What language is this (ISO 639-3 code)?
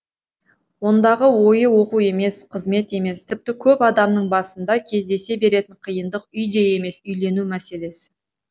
kaz